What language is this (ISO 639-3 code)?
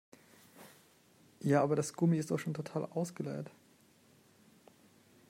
deu